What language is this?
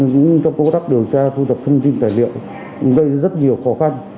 Vietnamese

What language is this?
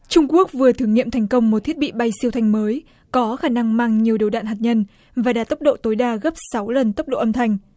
Vietnamese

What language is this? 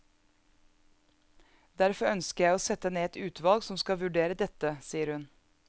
Norwegian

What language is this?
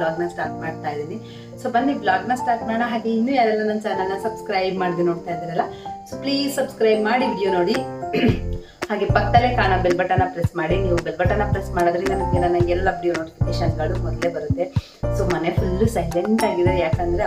Arabic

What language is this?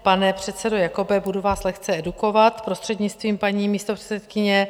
Czech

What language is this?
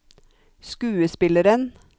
Norwegian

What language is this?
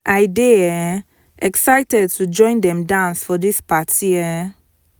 Nigerian Pidgin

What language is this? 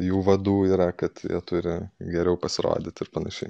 Lithuanian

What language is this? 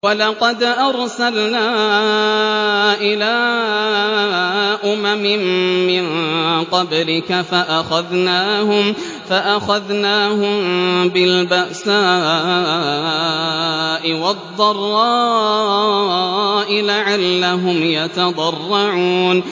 Arabic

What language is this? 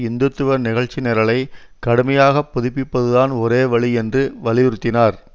Tamil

